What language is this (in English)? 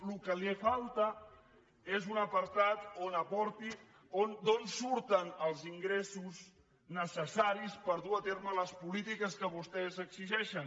Catalan